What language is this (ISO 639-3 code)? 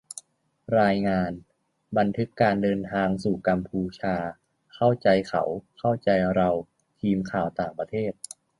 tha